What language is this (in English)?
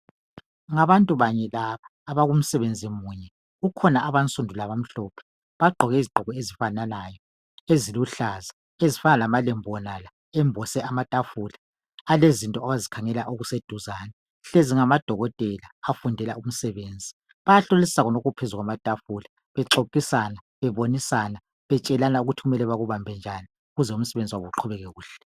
North Ndebele